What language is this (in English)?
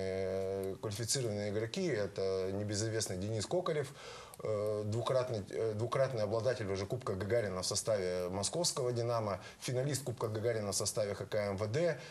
Russian